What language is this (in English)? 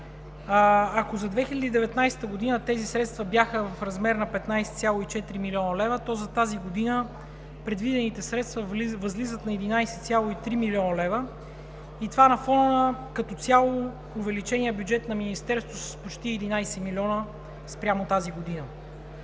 Bulgarian